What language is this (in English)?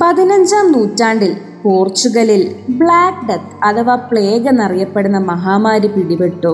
Malayalam